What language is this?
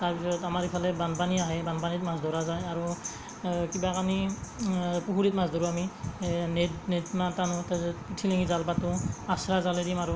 Assamese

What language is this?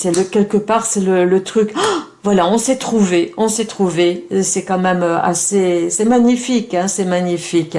French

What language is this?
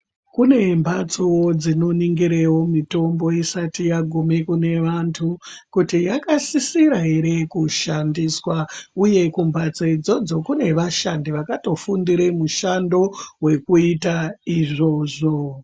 Ndau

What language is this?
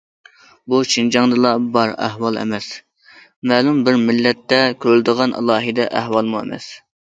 Uyghur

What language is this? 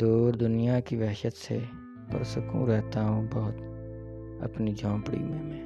Urdu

